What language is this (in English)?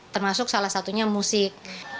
Indonesian